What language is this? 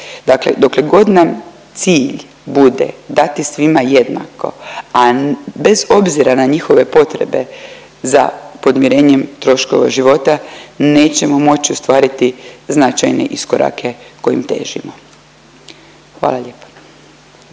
Croatian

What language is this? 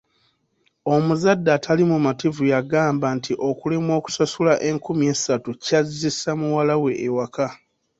Ganda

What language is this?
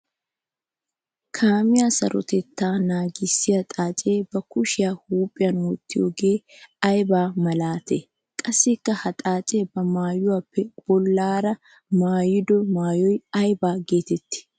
Wolaytta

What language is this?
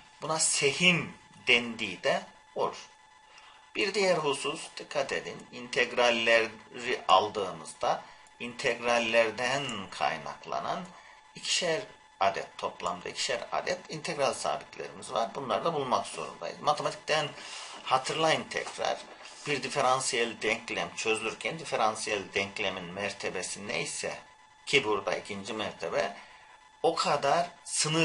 Turkish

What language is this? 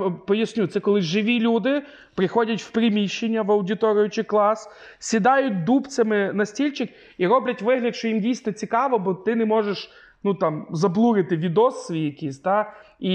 Ukrainian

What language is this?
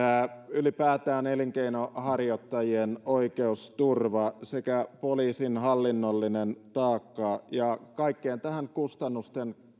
Finnish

